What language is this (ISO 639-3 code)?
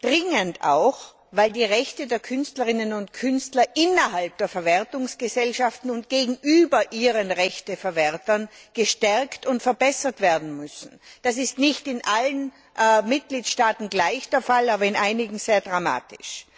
deu